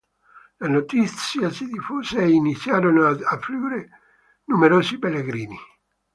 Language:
Italian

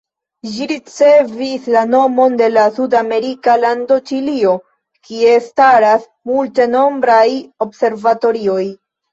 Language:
Esperanto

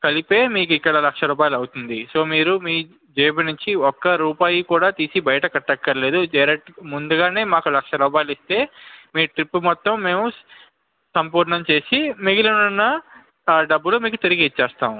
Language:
Telugu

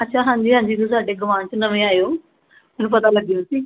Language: Punjabi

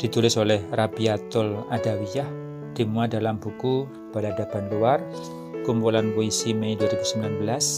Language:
Indonesian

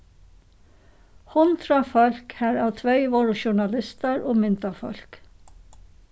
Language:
Faroese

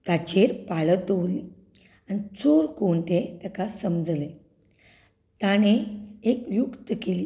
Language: Konkani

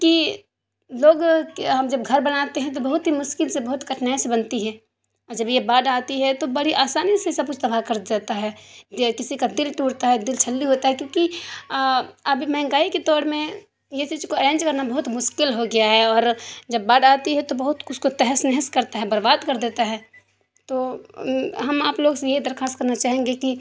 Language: Urdu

